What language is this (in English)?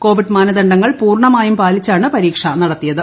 Malayalam